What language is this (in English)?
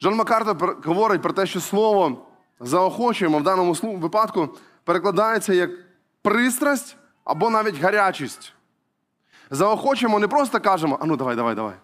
Ukrainian